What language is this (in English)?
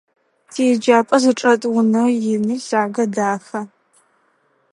Adyghe